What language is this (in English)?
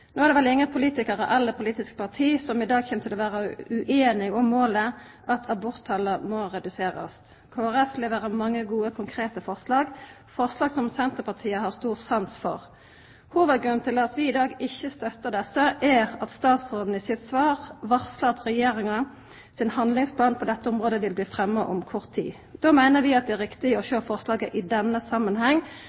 Norwegian Nynorsk